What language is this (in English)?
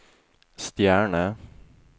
Norwegian